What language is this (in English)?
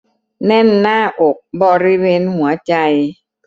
Thai